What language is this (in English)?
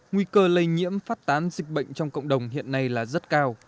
Vietnamese